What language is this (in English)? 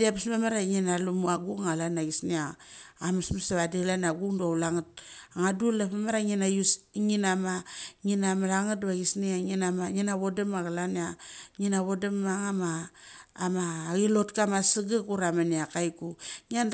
Mali